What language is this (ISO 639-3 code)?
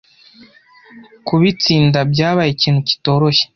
kin